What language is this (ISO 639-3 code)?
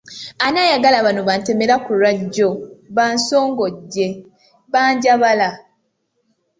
lug